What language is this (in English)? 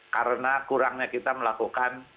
Indonesian